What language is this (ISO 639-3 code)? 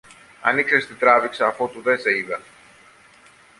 ell